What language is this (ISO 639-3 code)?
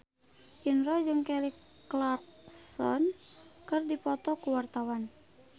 sun